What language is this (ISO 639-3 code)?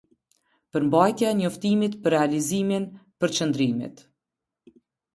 sqi